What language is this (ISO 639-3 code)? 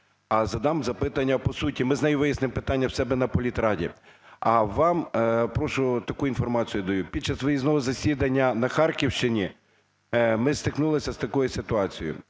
ukr